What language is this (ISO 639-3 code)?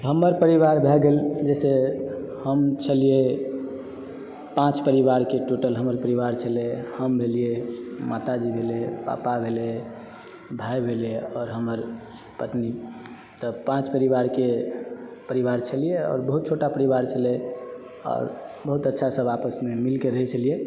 mai